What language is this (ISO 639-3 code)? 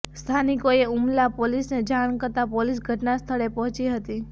guj